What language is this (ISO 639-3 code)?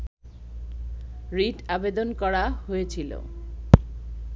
ben